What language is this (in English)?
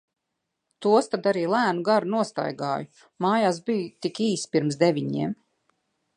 Latvian